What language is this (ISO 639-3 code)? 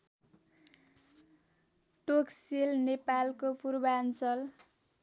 nep